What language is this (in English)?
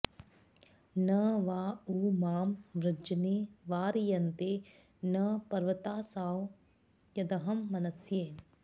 Sanskrit